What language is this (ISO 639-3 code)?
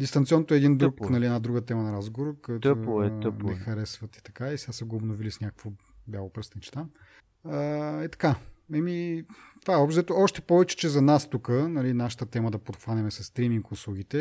bul